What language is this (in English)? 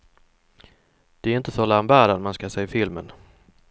Swedish